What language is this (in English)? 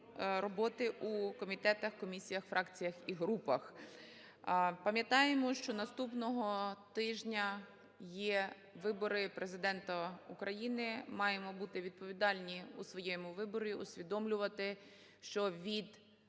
Ukrainian